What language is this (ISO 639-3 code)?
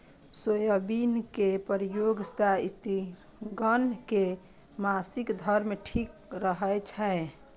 mai